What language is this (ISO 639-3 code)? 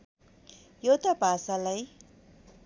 nep